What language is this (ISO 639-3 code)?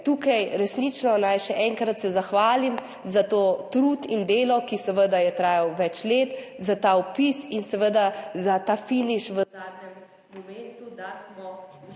slv